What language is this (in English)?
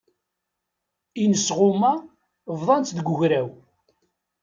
Kabyle